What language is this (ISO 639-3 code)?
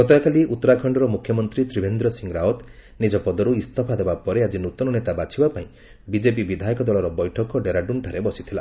ori